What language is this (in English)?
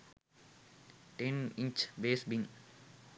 Sinhala